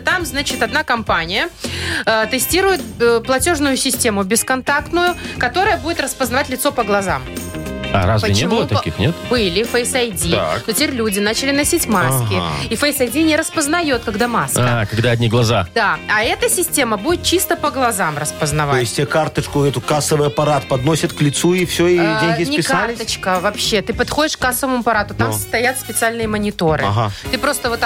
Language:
Russian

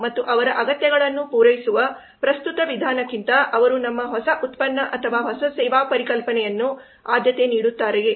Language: Kannada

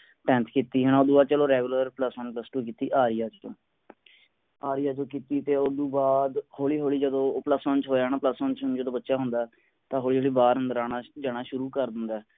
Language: Punjabi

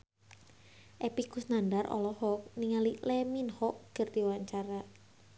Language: Sundanese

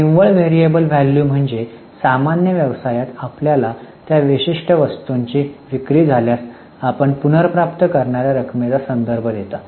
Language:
Marathi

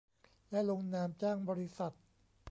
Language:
Thai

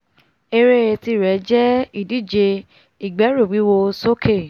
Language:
Yoruba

